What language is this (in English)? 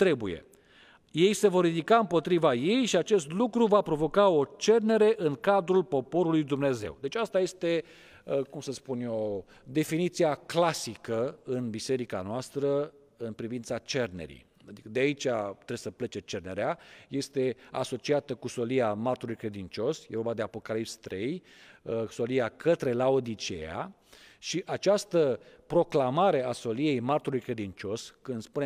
Romanian